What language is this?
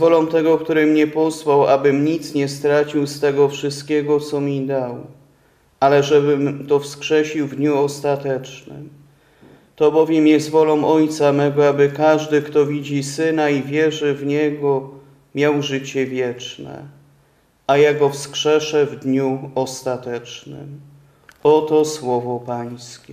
Polish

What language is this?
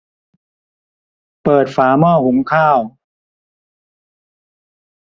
Thai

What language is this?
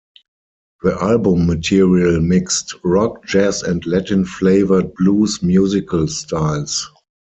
English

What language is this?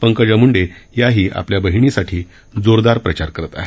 Marathi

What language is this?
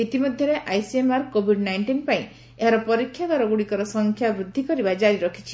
Odia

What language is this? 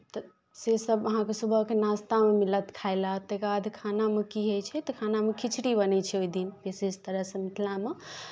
Maithili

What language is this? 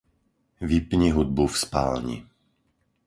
Slovak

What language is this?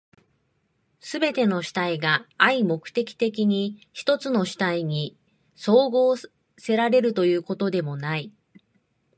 Japanese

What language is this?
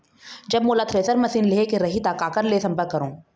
Chhattisgarhi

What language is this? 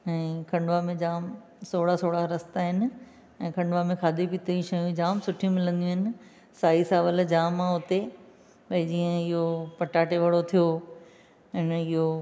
Sindhi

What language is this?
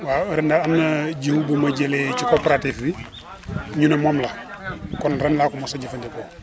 Wolof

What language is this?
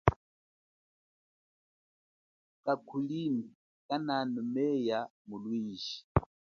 Chokwe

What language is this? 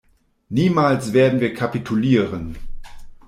German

